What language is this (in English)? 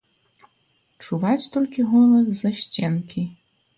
Belarusian